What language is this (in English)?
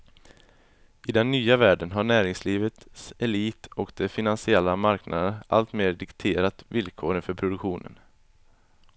Swedish